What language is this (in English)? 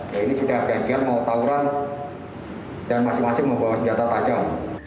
Indonesian